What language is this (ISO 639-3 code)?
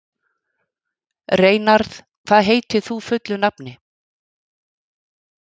isl